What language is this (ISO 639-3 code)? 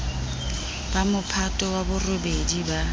sot